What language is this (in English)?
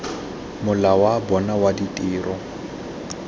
Tswana